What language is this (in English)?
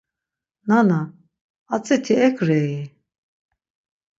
Laz